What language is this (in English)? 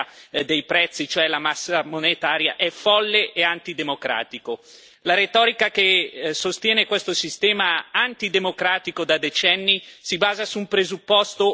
Italian